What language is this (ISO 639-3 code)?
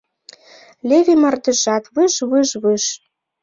chm